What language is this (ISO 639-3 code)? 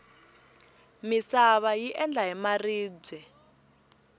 tso